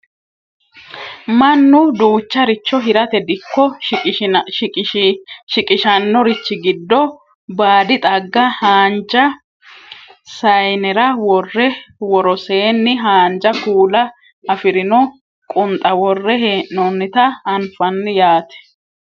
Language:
Sidamo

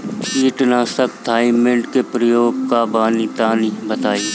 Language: Bhojpuri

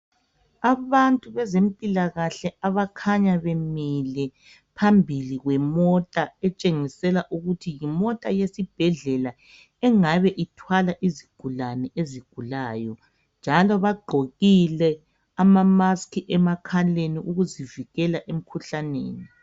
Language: North Ndebele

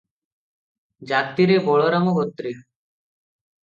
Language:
Odia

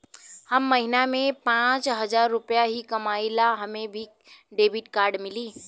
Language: Bhojpuri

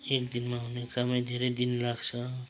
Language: Nepali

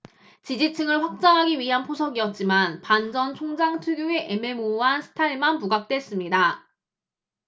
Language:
Korean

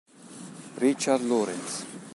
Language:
Italian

